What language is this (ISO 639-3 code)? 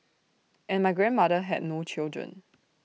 eng